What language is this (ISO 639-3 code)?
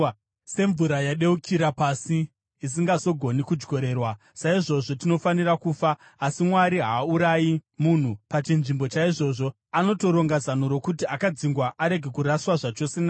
sna